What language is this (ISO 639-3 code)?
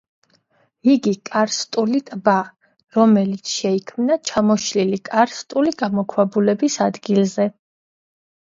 kat